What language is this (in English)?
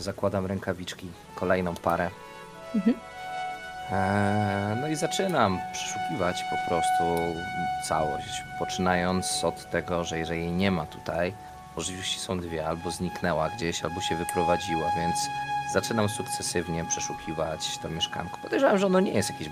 Polish